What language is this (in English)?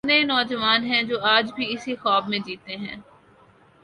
Urdu